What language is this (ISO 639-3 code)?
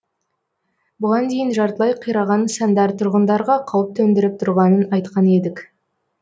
kaz